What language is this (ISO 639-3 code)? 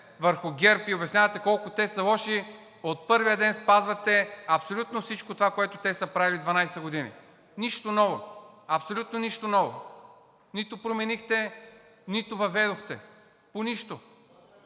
bul